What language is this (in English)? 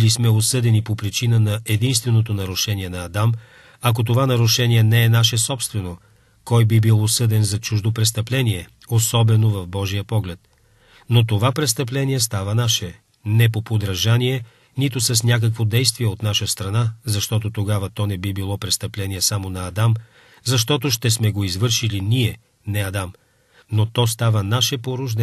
Bulgarian